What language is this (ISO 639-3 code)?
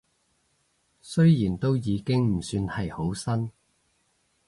yue